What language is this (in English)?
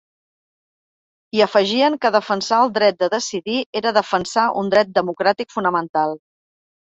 Catalan